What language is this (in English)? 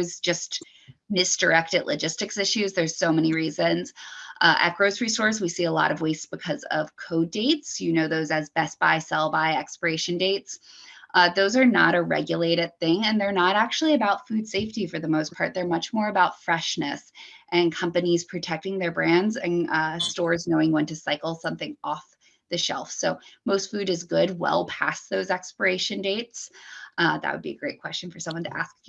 English